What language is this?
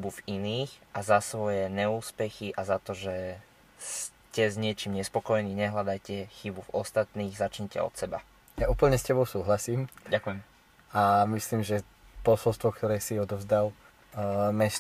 Slovak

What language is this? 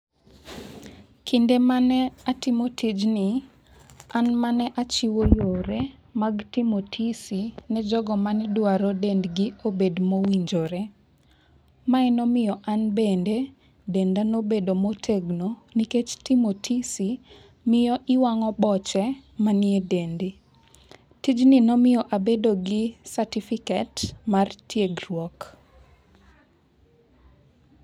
Luo (Kenya and Tanzania)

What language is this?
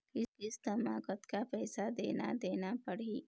Chhattisgarhi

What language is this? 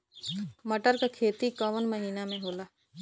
Bhojpuri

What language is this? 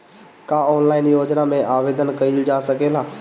Bhojpuri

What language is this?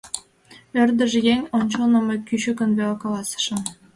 Mari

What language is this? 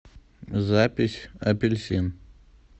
Russian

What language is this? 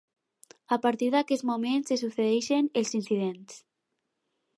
Catalan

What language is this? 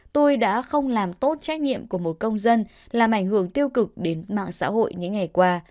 Vietnamese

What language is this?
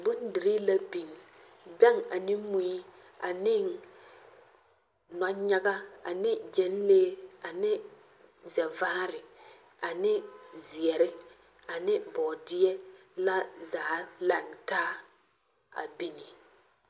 Southern Dagaare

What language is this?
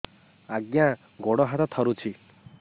Odia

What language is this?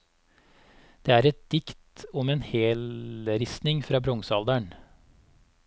Norwegian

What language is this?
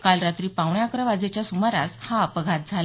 Marathi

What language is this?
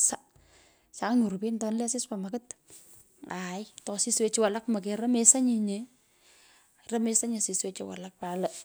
Pökoot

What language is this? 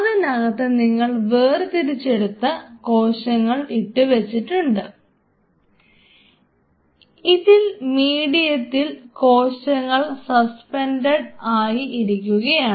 Malayalam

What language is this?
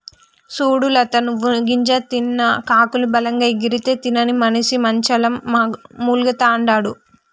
Telugu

